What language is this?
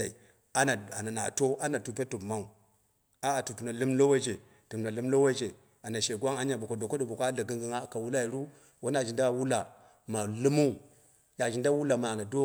Dera (Nigeria)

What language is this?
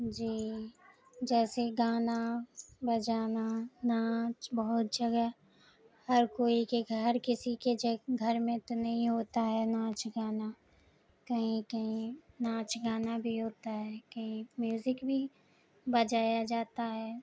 Urdu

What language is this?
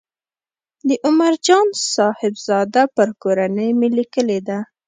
Pashto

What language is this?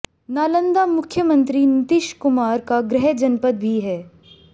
Hindi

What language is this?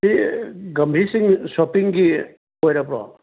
Manipuri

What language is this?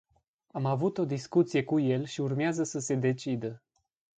Romanian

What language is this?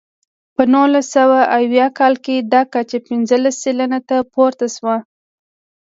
Pashto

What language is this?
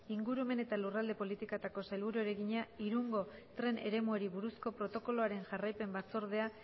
Basque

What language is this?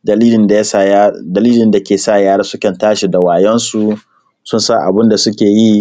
Hausa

